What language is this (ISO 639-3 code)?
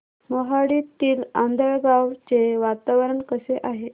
mar